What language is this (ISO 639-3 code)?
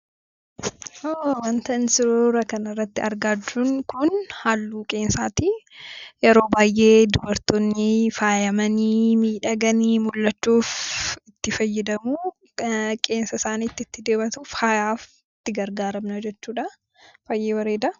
orm